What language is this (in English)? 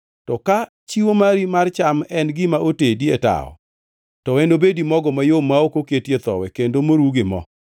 Luo (Kenya and Tanzania)